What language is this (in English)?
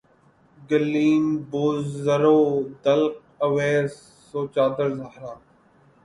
Urdu